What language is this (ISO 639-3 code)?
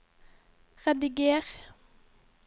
nor